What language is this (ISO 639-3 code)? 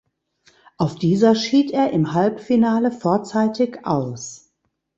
deu